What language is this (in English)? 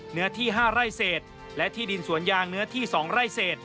Thai